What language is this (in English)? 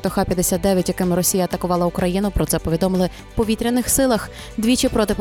Ukrainian